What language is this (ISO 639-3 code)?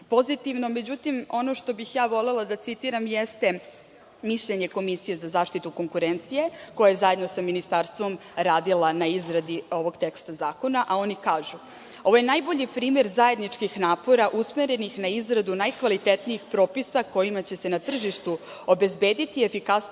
srp